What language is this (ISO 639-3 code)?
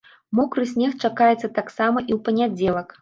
bel